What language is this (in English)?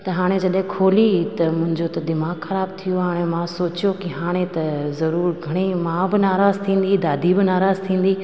Sindhi